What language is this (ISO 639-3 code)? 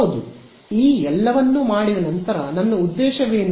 kan